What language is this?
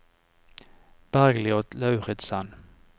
Norwegian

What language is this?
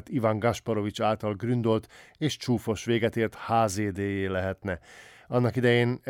Hungarian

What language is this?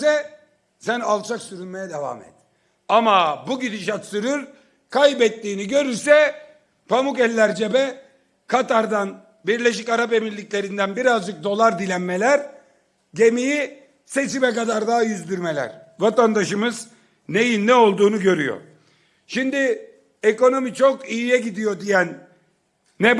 Turkish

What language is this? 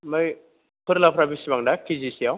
Bodo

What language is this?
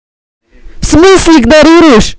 Russian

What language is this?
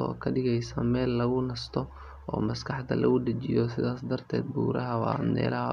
Somali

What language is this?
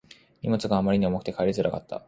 Japanese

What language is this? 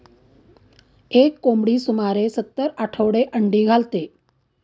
Marathi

